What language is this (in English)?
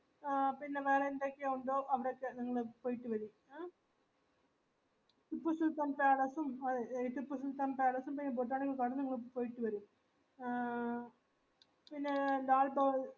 Malayalam